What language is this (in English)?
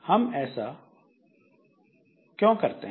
Hindi